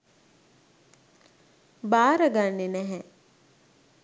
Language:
Sinhala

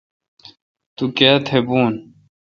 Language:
Kalkoti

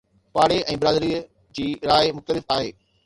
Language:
Sindhi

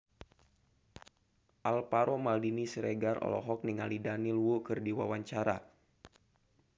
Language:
Sundanese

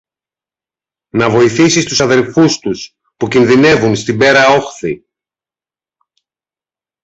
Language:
Greek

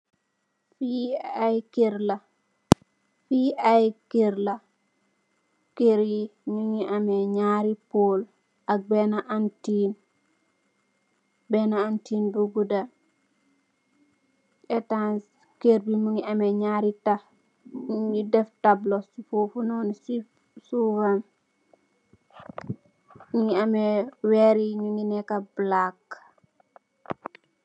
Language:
Wolof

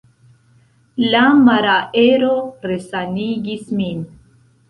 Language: Esperanto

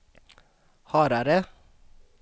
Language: Swedish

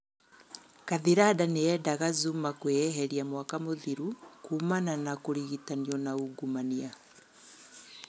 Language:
Kikuyu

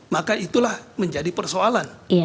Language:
Indonesian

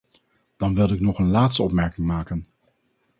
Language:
Dutch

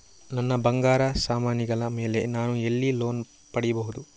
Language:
Kannada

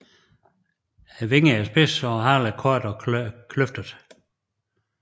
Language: Danish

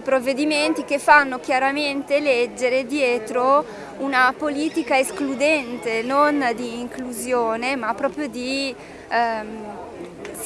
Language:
Italian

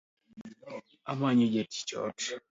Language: Luo (Kenya and Tanzania)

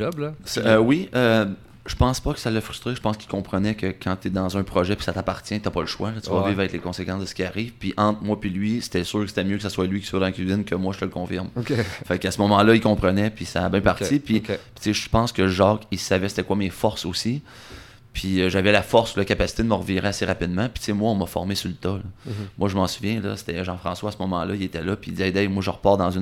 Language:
French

